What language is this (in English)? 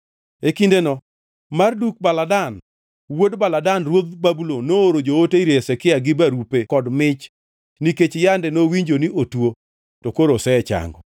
Luo (Kenya and Tanzania)